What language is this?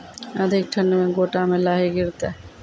Maithili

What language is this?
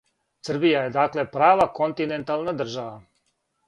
Serbian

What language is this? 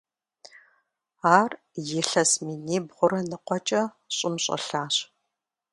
Kabardian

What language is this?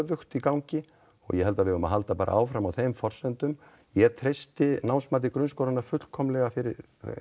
Icelandic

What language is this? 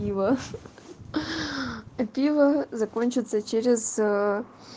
Russian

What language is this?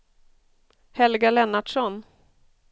Swedish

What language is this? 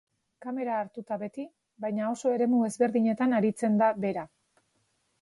Basque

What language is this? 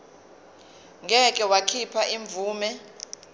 Zulu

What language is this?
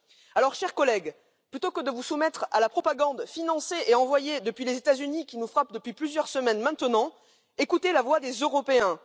French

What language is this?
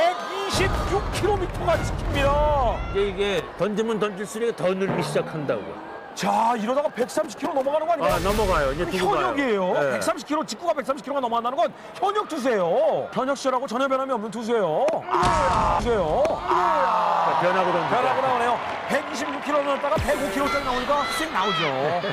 Korean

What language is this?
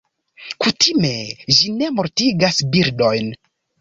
Esperanto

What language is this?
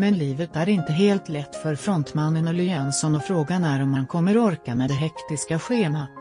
Swedish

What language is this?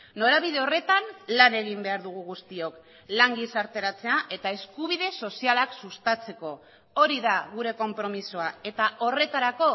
Basque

